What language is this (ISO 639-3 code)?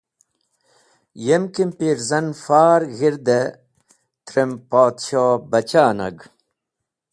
wbl